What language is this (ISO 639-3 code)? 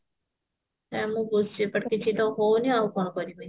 ori